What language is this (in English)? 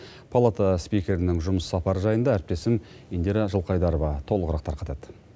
Kazakh